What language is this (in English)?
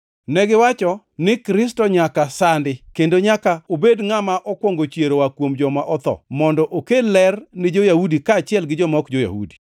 Luo (Kenya and Tanzania)